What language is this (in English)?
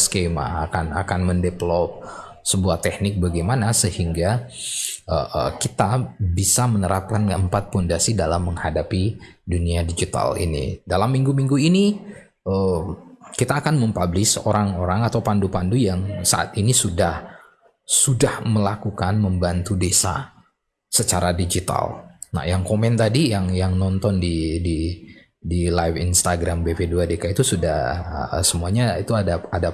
Indonesian